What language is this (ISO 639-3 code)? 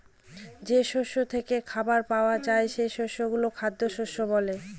ben